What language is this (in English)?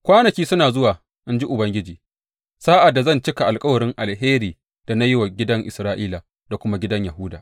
Hausa